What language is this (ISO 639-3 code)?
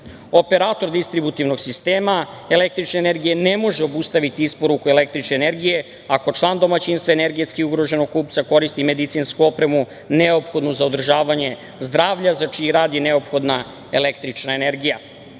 srp